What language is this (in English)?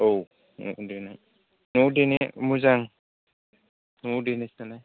Bodo